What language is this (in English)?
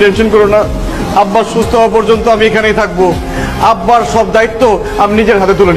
Bangla